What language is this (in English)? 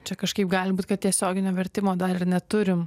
Lithuanian